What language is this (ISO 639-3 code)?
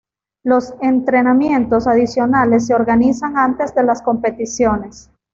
spa